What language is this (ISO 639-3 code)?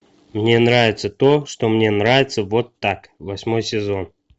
rus